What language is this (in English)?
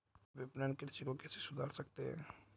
Hindi